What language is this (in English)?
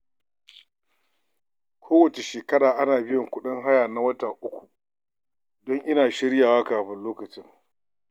Hausa